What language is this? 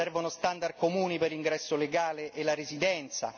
Italian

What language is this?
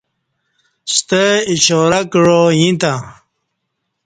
Kati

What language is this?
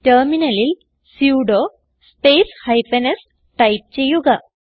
Malayalam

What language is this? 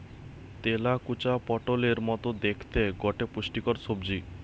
Bangla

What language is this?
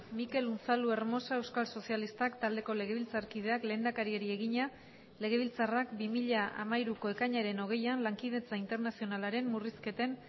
Basque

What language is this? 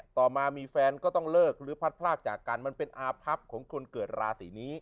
Thai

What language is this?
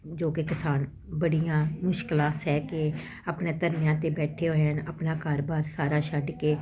Punjabi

